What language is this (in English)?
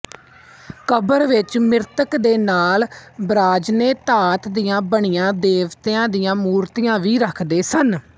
Punjabi